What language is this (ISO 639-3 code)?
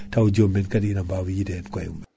ful